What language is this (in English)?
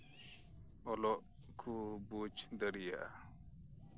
Santali